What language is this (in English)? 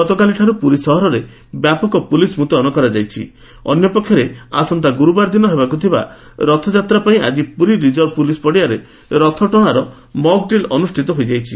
Odia